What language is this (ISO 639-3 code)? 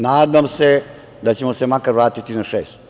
srp